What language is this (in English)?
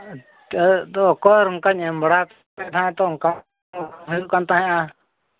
Santali